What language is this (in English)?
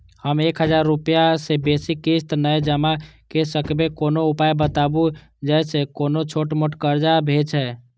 Maithili